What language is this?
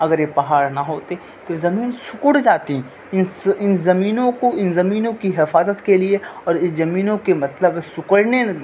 Urdu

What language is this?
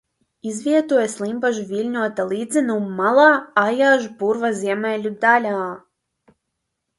Latvian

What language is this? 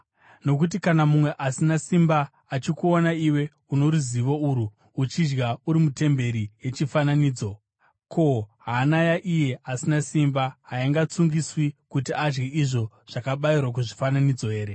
Shona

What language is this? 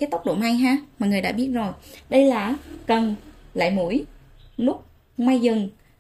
Vietnamese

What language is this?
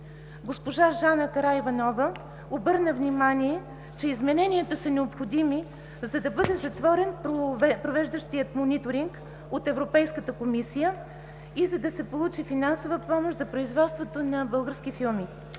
Bulgarian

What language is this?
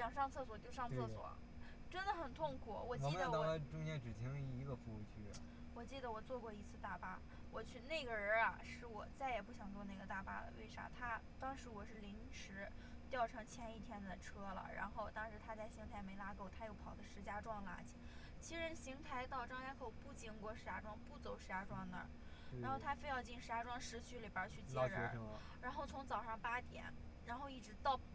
Chinese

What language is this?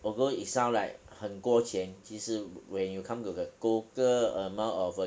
English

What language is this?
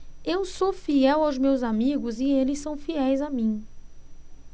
Portuguese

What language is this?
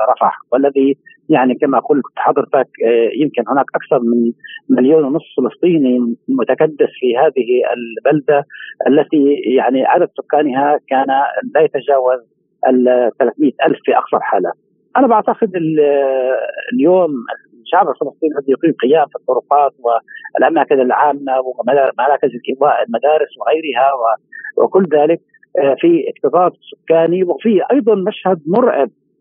Arabic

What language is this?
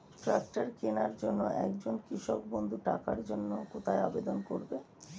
Bangla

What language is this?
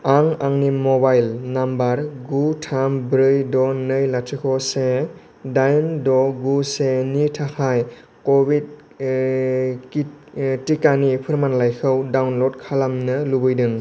Bodo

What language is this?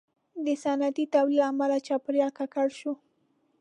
Pashto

